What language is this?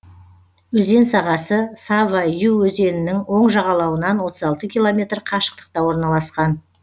Kazakh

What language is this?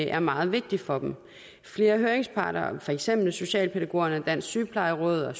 Danish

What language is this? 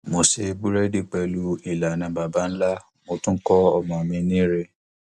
Yoruba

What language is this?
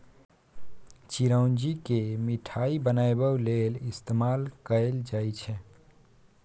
Maithili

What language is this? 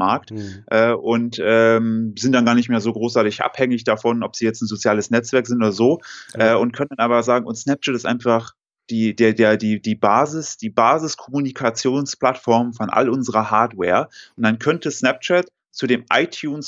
German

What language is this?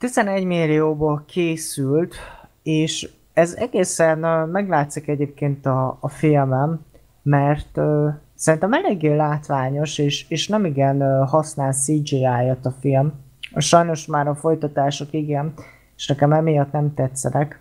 Hungarian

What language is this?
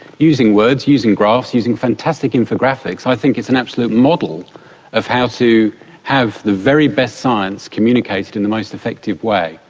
English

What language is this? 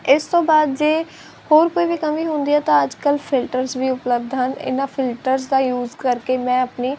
Punjabi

